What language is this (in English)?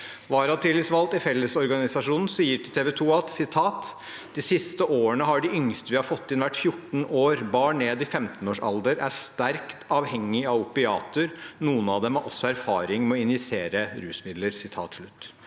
Norwegian